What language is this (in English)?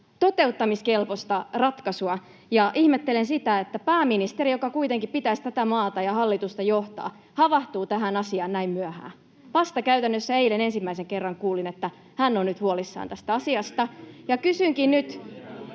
Finnish